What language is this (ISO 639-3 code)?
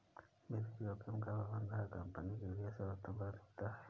hin